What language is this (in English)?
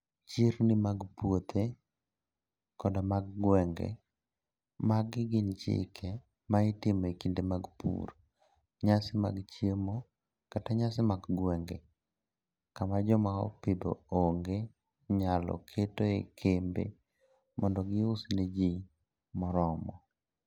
Luo (Kenya and Tanzania)